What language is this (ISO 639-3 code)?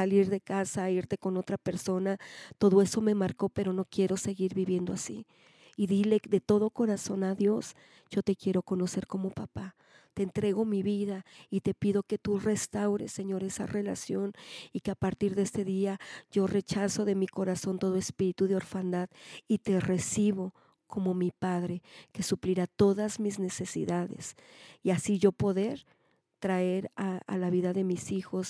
spa